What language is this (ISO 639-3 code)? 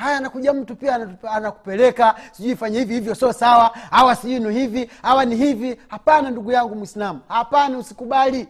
swa